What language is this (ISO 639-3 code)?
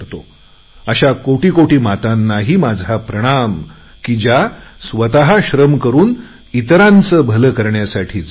mar